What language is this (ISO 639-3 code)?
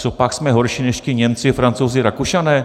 ces